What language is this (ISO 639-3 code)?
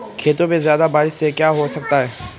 hin